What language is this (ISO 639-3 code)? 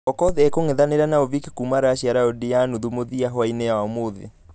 kik